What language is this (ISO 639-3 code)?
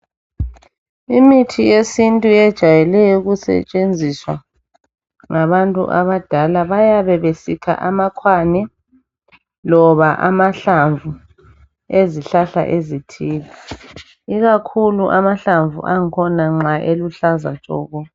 nde